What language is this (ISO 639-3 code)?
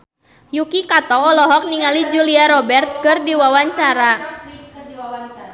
sun